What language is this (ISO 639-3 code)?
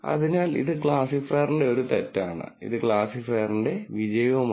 mal